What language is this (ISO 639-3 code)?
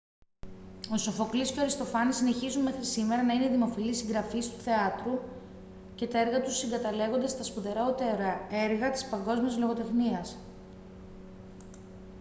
ell